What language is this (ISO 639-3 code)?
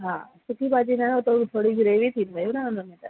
snd